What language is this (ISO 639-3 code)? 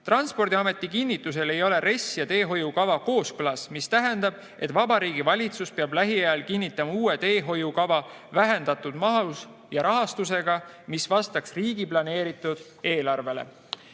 est